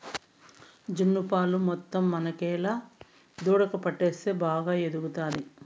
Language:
Telugu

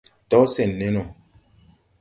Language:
Tupuri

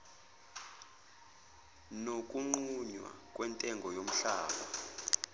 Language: Zulu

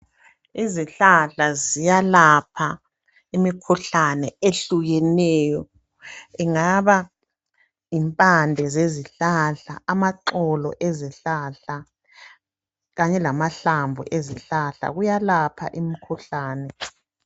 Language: North Ndebele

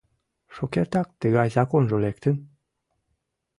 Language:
Mari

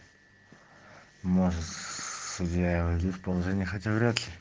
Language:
Russian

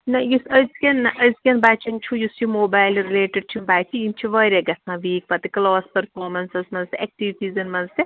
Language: Kashmiri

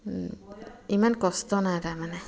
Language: Assamese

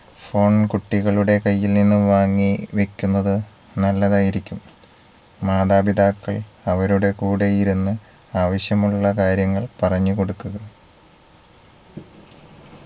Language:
Malayalam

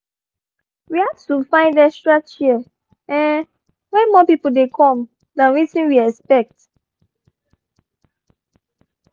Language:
Nigerian Pidgin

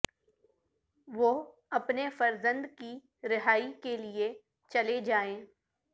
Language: Urdu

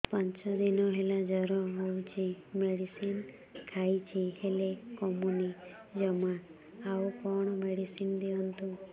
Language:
Odia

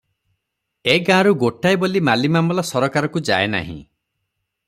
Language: Odia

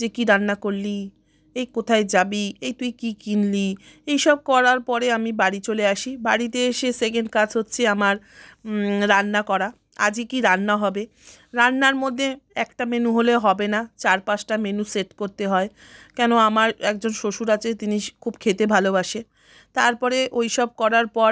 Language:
Bangla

